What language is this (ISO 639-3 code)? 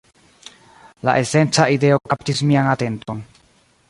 epo